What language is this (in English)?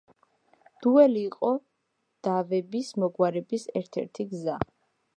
Georgian